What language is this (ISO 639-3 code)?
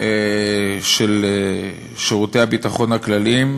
heb